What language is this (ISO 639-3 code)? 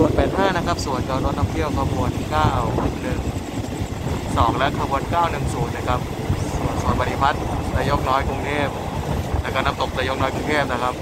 tha